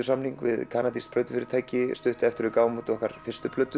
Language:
Icelandic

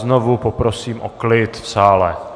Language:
Czech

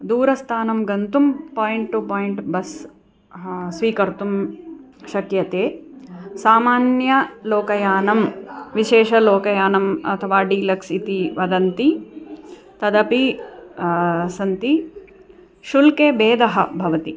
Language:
Sanskrit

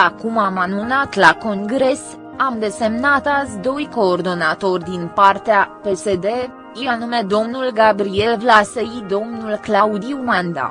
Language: Romanian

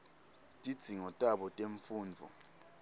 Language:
Swati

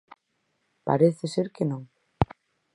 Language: Galician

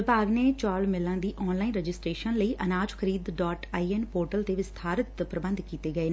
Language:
Punjabi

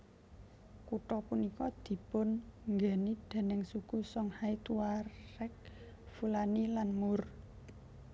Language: Javanese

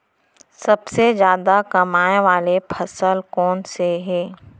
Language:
Chhattisgarhi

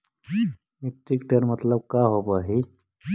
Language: Magahi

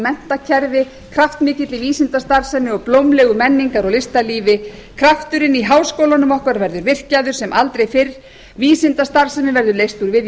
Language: Icelandic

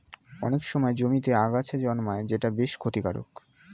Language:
Bangla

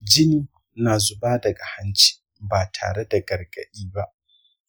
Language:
Hausa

